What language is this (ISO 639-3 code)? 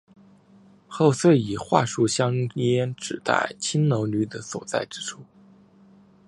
zho